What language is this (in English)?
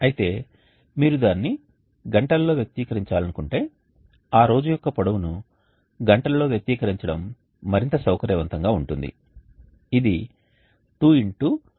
Telugu